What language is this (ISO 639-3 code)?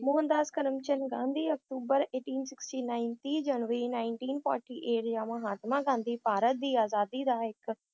pan